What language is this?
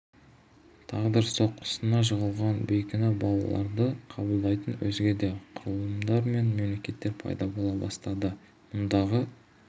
Kazakh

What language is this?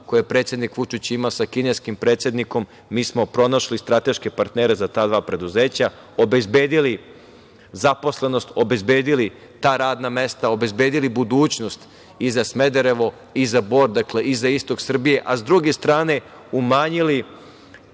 Serbian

